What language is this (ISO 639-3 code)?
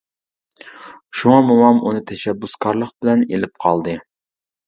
uig